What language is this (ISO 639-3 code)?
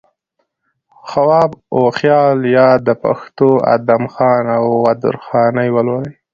pus